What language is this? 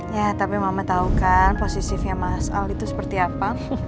Indonesian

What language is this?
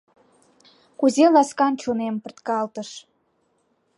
Mari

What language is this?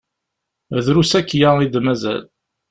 Kabyle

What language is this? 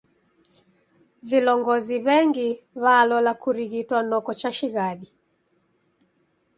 Taita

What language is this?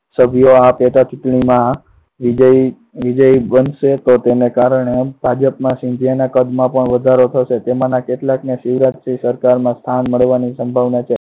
Gujarati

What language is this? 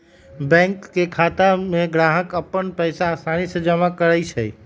Magahi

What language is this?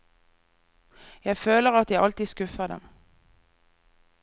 Norwegian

